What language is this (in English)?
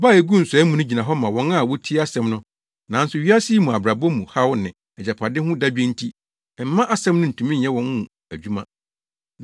Akan